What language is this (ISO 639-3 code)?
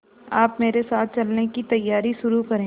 hin